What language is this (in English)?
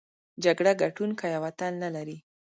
Pashto